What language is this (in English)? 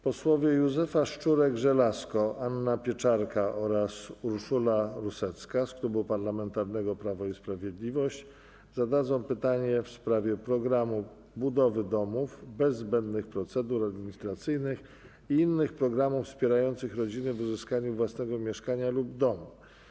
Polish